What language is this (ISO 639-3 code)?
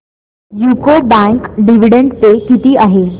mar